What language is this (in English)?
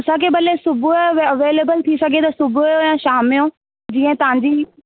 Sindhi